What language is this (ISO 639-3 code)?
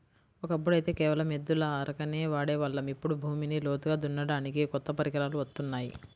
tel